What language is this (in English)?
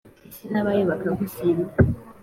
Kinyarwanda